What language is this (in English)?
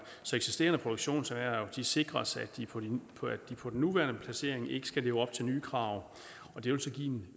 Danish